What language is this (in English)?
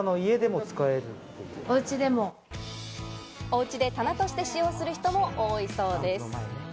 Japanese